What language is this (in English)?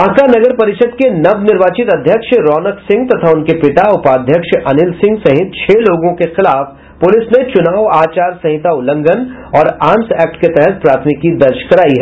Hindi